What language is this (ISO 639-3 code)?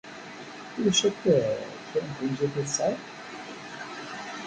kab